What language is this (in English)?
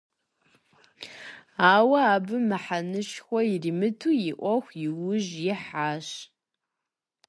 Kabardian